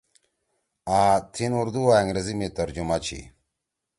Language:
Torwali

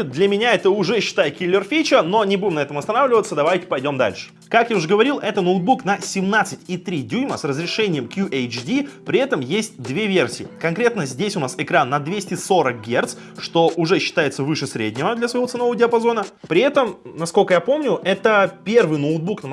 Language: Russian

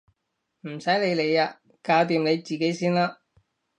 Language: Cantonese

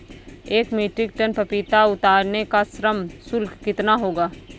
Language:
Hindi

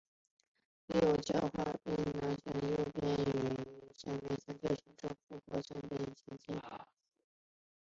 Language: Chinese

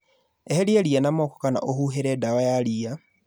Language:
Kikuyu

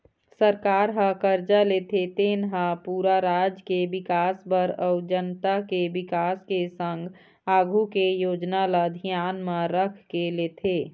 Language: Chhattisgarhi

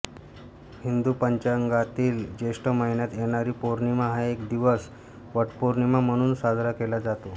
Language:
Marathi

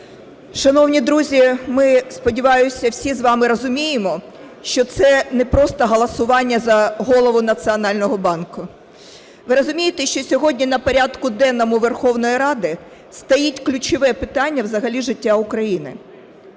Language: Ukrainian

